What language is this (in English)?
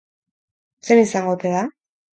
Basque